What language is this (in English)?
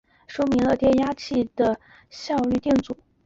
Chinese